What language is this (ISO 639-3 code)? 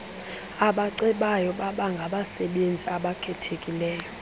xho